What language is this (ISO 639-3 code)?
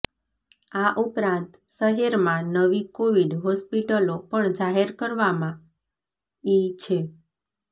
guj